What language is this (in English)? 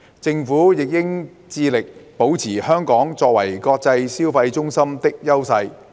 Cantonese